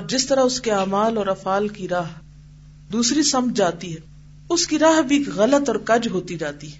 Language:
Urdu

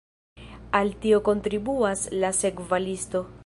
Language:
Esperanto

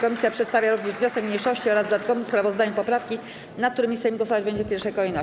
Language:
Polish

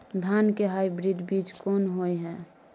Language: Maithili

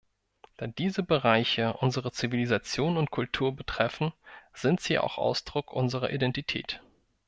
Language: German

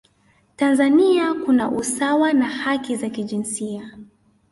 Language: Swahili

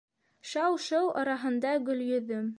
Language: Bashkir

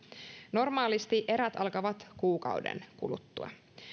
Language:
Finnish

